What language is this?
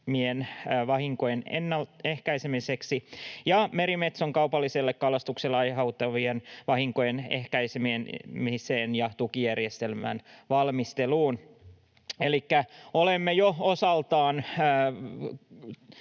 Finnish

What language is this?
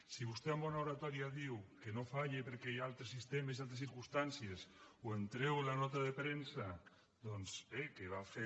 Catalan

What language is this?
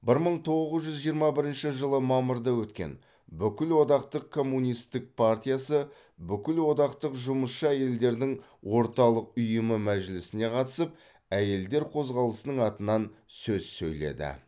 Kazakh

